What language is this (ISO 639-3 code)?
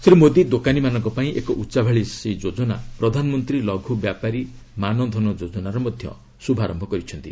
ori